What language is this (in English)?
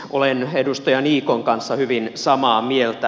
Finnish